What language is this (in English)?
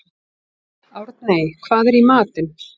Icelandic